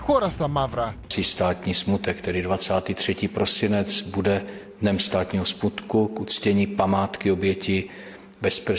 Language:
Greek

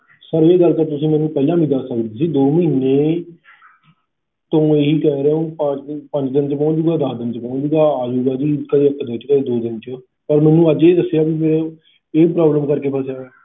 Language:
Punjabi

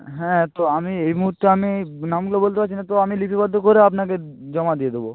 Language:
Bangla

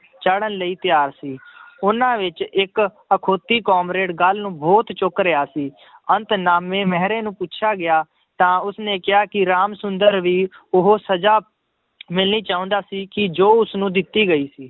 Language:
Punjabi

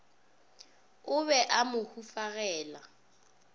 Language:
Northern Sotho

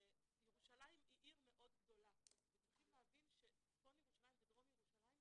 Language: Hebrew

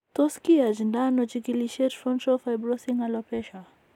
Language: Kalenjin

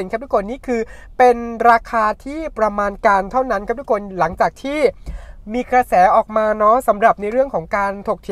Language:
Thai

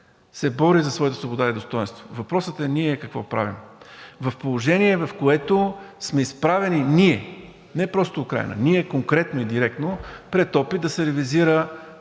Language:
Bulgarian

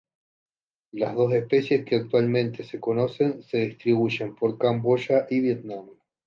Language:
Spanish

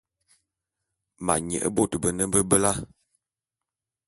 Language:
Bulu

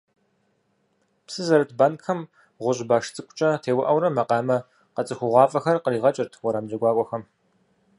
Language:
Kabardian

